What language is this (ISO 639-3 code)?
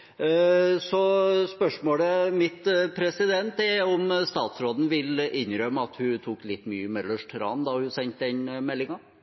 nob